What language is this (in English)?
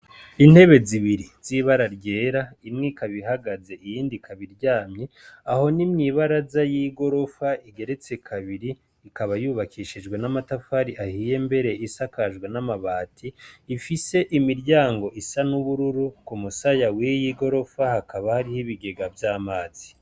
Rundi